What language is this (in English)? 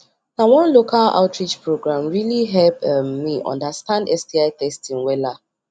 Nigerian Pidgin